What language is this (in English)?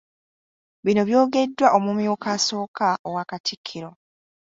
Ganda